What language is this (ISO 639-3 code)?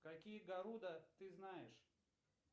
rus